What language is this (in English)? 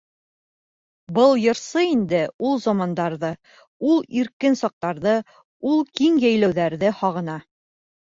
Bashkir